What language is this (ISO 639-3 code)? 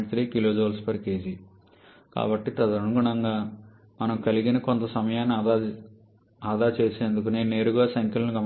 tel